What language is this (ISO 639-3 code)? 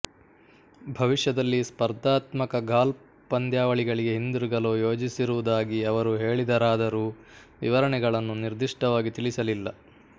kan